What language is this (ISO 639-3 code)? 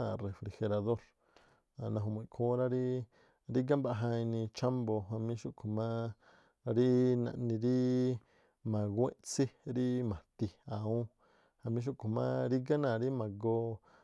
tpl